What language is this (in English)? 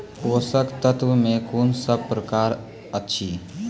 Maithili